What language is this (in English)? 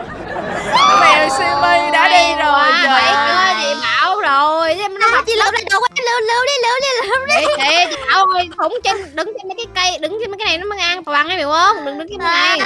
Vietnamese